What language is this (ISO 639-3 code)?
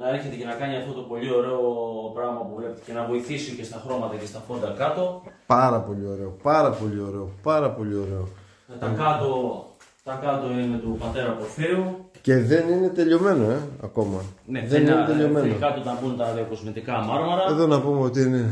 ell